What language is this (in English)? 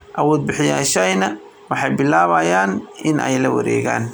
Somali